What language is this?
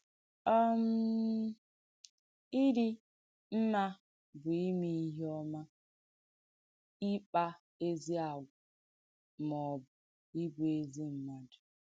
Igbo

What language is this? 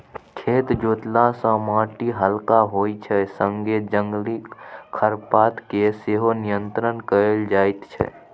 Maithili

